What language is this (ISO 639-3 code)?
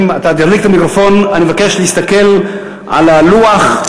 heb